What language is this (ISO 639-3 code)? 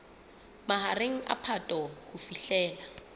sot